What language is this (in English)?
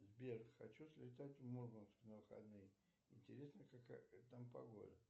Russian